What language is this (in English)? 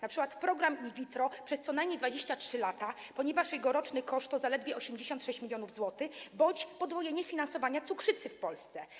Polish